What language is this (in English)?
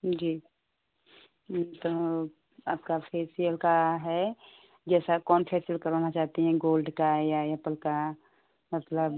Hindi